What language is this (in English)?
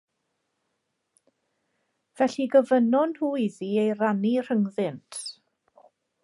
Welsh